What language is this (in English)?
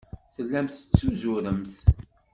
Kabyle